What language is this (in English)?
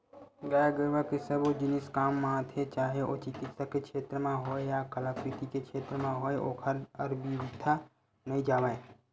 Chhattisgarhi